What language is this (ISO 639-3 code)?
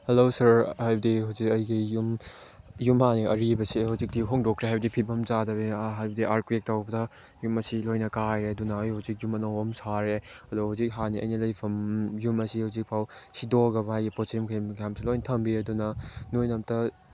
mni